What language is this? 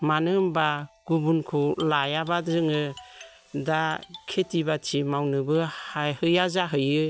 Bodo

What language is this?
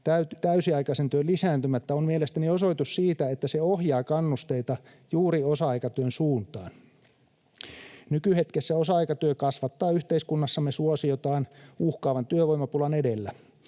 Finnish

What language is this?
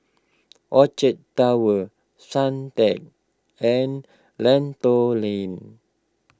English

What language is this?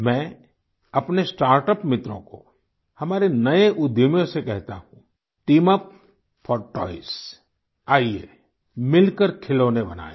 Hindi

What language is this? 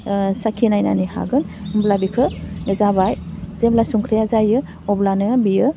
Bodo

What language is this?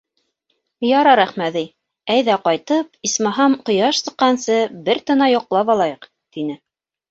Bashkir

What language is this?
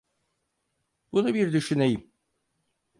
Turkish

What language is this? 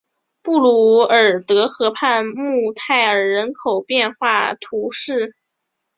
Chinese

